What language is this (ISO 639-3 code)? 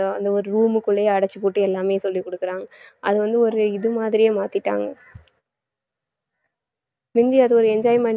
tam